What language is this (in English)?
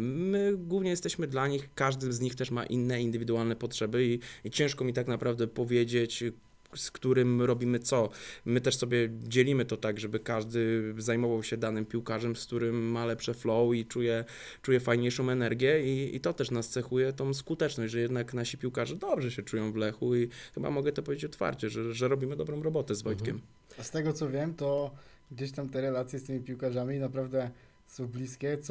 Polish